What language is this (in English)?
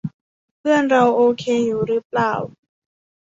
Thai